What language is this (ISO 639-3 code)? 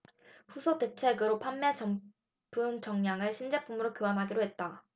kor